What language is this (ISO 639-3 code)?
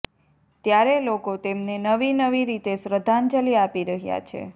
guj